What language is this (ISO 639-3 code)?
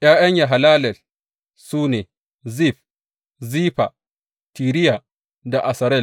hau